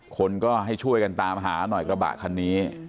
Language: Thai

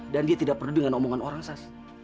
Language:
Indonesian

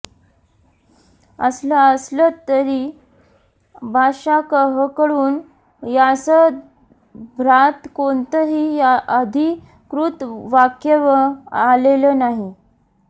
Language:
Marathi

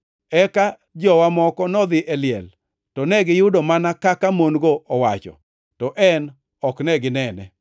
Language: Luo (Kenya and Tanzania)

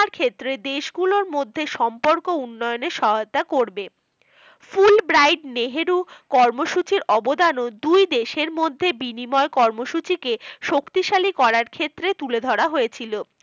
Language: Bangla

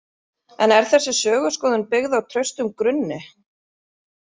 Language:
Icelandic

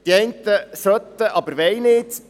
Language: Swiss German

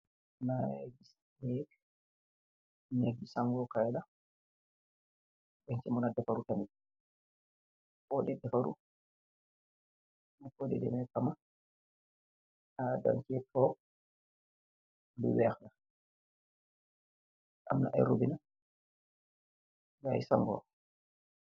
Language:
Wolof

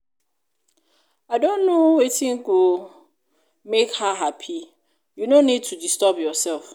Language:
Nigerian Pidgin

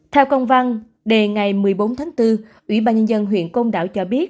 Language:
Vietnamese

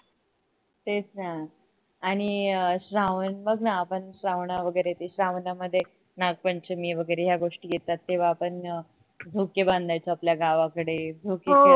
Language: Marathi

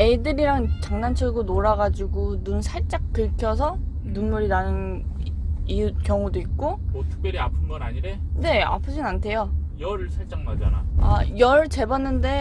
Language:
Korean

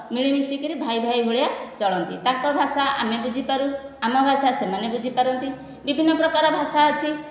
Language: Odia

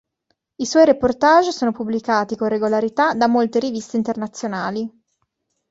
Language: Italian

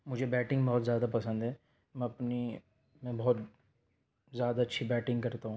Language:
Urdu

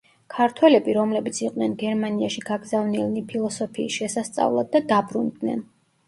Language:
Georgian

